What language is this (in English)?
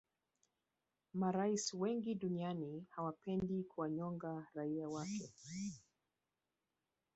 Swahili